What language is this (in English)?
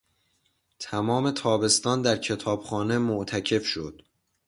Persian